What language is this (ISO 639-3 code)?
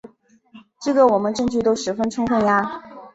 zho